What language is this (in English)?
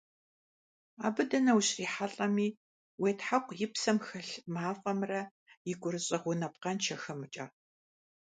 Kabardian